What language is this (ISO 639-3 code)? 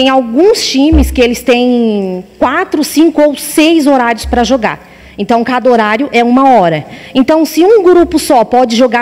por